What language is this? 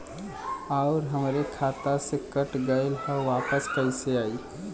Bhojpuri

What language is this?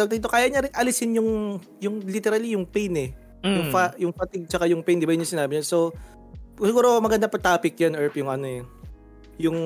Filipino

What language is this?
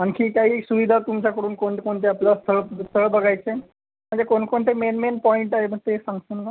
Marathi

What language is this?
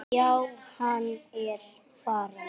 Icelandic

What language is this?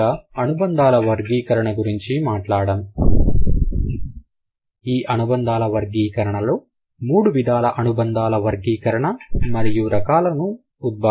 Telugu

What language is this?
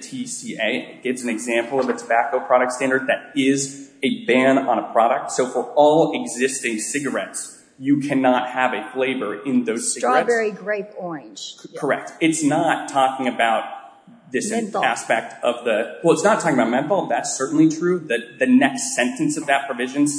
English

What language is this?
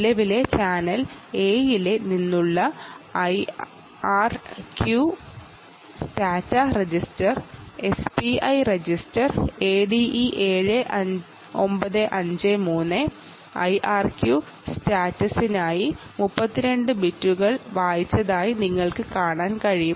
Malayalam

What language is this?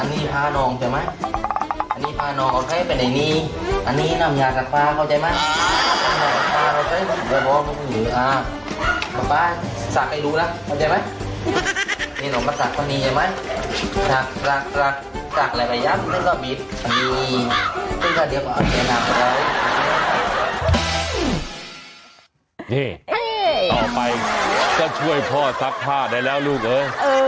Thai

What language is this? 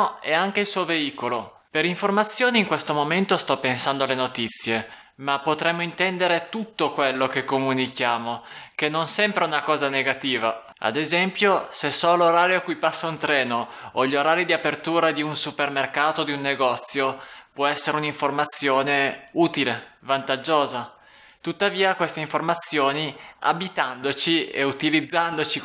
Italian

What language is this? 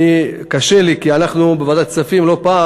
Hebrew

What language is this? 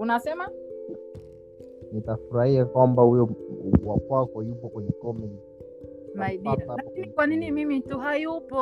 Swahili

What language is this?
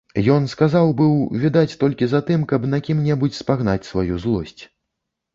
Belarusian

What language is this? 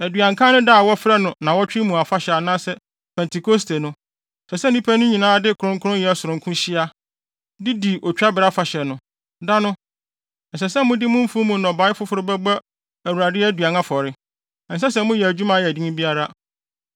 Akan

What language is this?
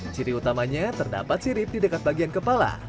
Indonesian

